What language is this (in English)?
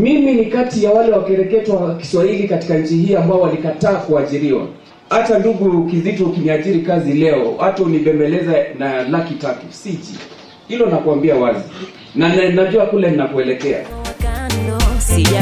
Swahili